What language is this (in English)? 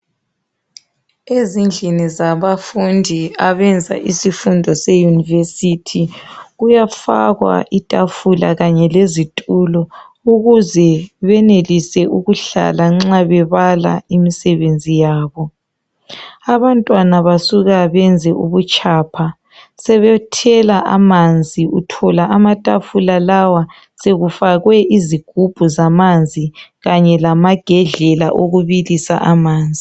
North Ndebele